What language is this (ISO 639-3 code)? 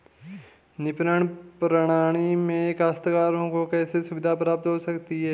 hin